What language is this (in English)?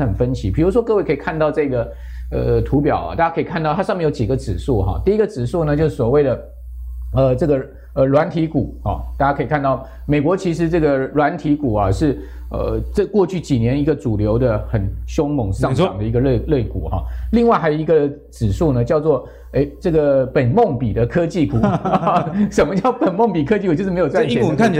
Chinese